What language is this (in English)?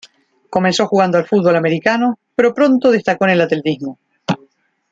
Spanish